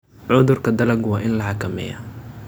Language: Somali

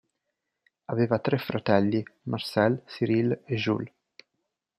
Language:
Italian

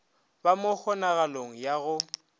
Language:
Northern Sotho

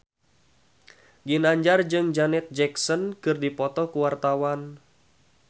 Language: Sundanese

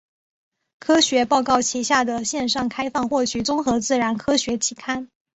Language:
Chinese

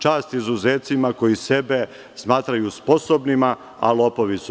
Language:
Serbian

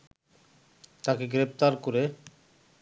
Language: Bangla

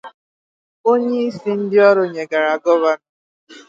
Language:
Igbo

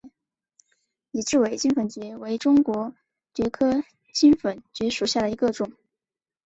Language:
Chinese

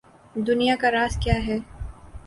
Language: Urdu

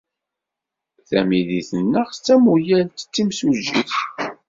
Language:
Kabyle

